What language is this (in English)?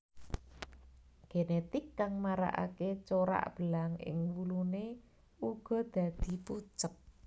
Javanese